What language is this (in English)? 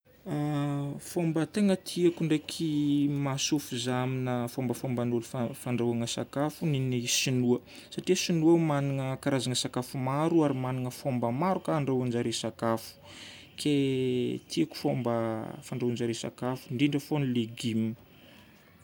Northern Betsimisaraka Malagasy